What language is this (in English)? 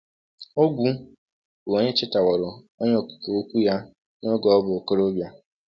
Igbo